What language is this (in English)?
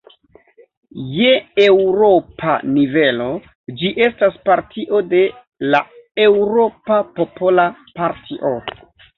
Esperanto